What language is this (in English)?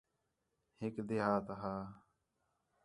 Khetrani